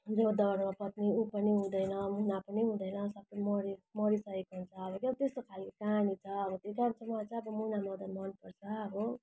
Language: Nepali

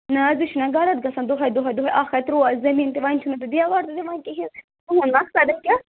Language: Kashmiri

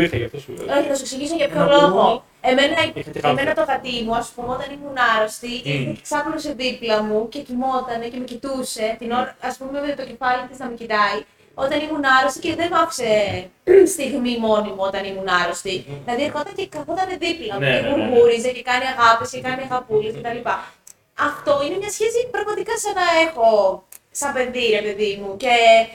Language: Greek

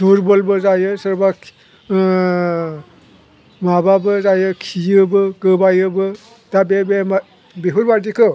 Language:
Bodo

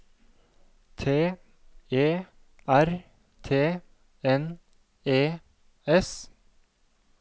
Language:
Norwegian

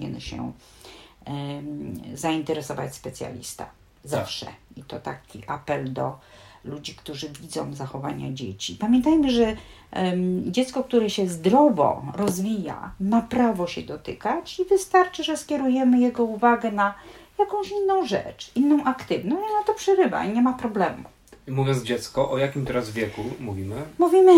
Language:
Polish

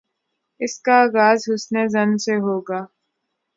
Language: Urdu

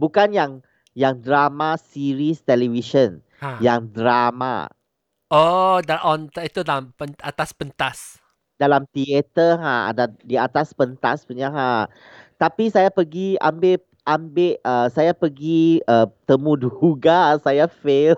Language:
Malay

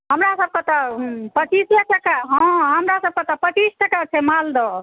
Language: Maithili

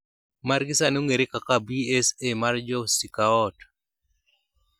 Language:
Luo (Kenya and Tanzania)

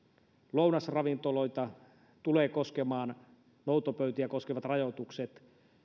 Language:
Finnish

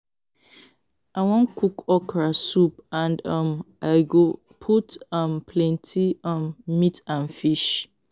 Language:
Nigerian Pidgin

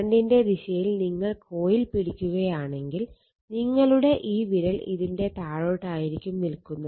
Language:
Malayalam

